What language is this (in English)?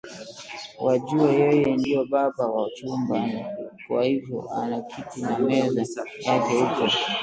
Swahili